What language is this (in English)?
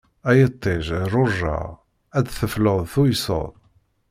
Kabyle